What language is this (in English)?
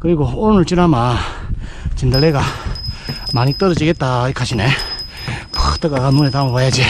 Korean